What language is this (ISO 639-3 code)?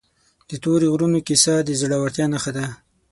pus